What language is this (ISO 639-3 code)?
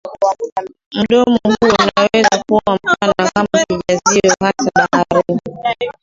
swa